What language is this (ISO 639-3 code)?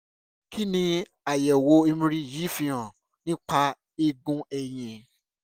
yor